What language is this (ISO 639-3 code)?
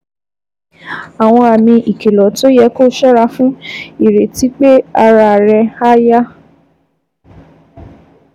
yor